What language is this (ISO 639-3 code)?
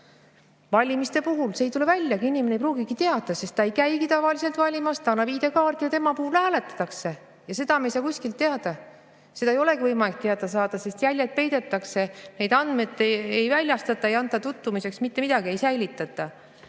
est